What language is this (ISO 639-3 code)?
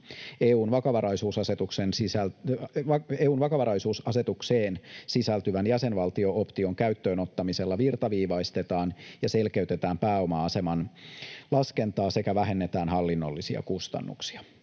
fin